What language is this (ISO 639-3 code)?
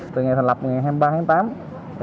vie